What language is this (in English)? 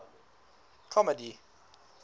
English